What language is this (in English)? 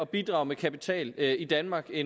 Danish